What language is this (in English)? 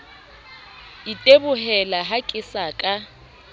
Southern Sotho